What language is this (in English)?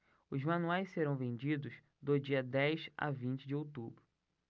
Portuguese